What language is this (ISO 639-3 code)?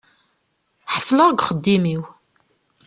kab